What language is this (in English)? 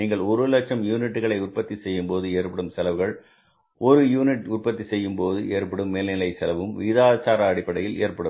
Tamil